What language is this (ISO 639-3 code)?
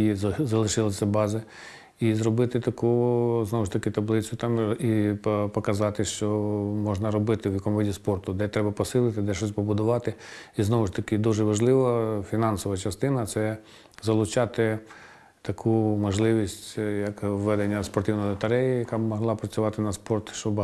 ukr